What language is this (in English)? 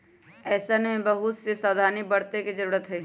Magahi